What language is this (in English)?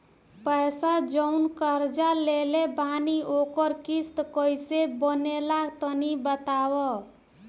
Bhojpuri